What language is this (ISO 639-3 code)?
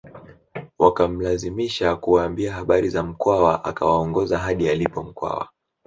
swa